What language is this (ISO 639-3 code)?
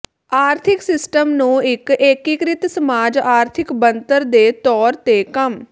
pan